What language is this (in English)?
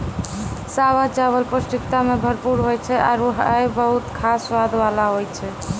Maithili